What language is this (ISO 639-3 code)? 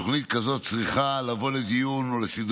heb